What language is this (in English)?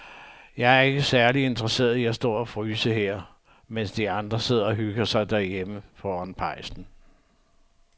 Danish